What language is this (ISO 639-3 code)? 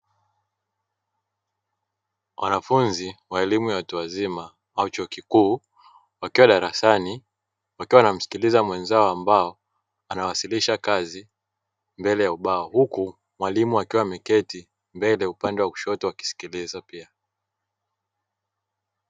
swa